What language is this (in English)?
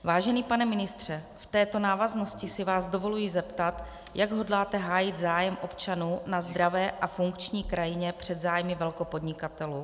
Czech